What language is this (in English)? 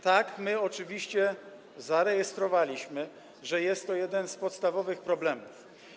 Polish